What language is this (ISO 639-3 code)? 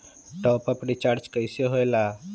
mag